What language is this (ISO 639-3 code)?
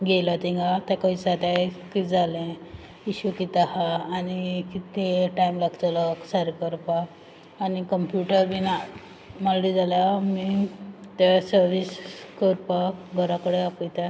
kok